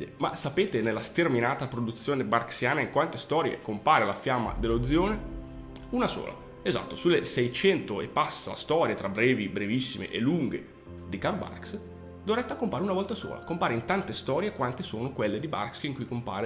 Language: Italian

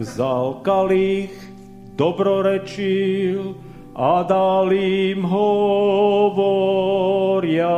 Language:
Slovak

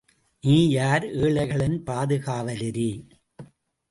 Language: Tamil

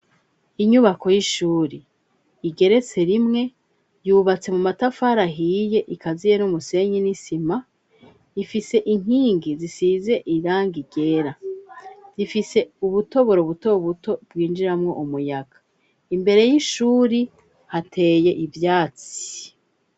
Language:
Rundi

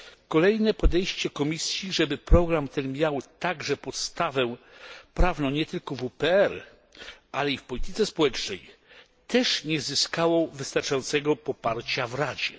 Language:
Polish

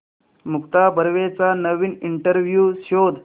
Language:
Marathi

